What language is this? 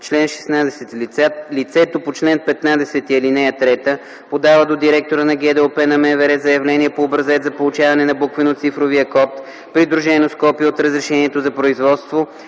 Bulgarian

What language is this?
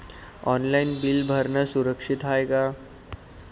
Marathi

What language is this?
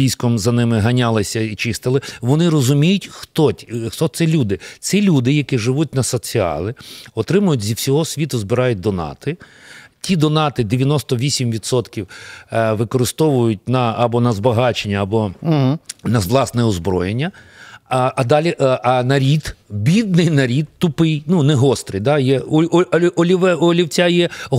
Ukrainian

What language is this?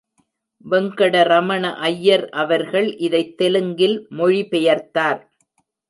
Tamil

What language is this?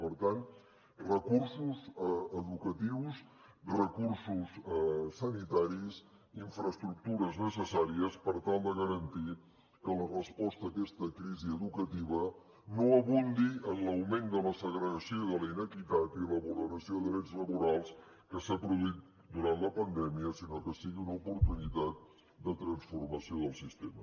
Catalan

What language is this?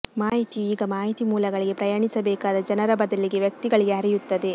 Kannada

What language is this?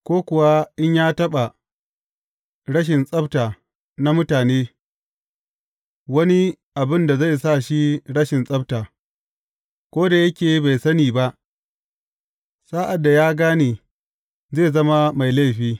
Hausa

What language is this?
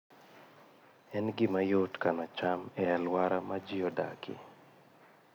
Luo (Kenya and Tanzania)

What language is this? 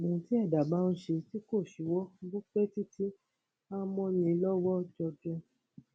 Yoruba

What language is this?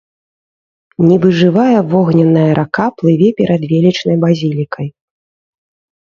Belarusian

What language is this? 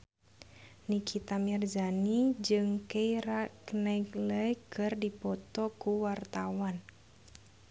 Sundanese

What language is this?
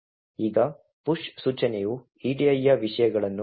Kannada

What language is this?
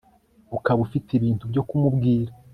Kinyarwanda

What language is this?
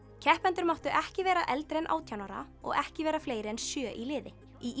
Icelandic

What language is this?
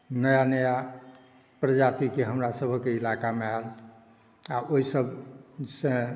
Maithili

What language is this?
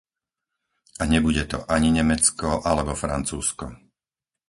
Slovak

